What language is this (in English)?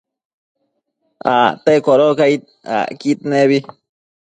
Matsés